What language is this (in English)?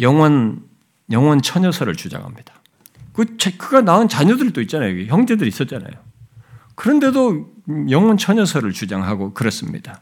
Korean